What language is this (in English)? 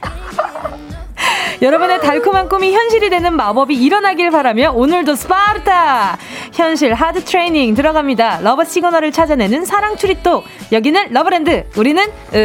Korean